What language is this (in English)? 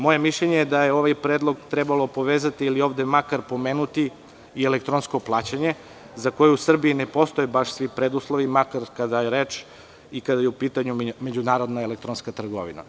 Serbian